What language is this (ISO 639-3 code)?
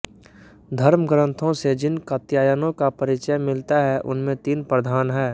hin